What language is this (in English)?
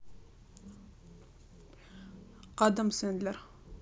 Russian